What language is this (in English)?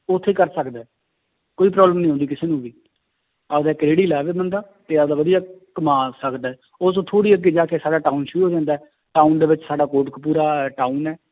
Punjabi